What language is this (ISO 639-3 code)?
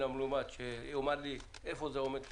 heb